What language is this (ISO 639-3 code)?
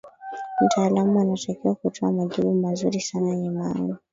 swa